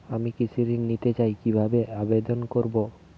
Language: Bangla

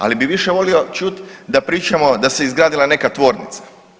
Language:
Croatian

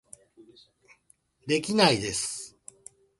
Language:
Japanese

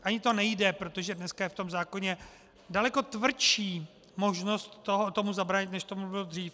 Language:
Czech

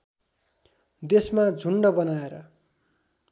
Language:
Nepali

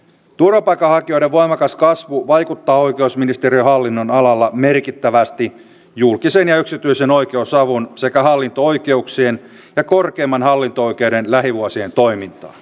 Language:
Finnish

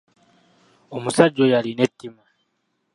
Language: Ganda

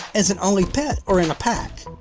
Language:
English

